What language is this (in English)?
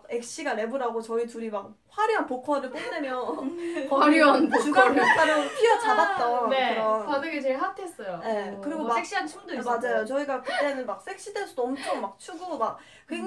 Korean